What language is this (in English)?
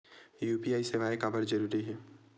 Chhattisgarhi